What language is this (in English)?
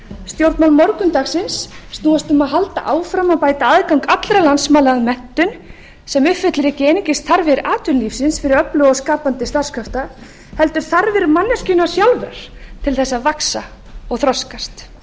Icelandic